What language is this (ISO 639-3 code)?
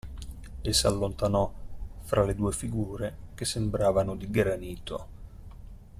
ita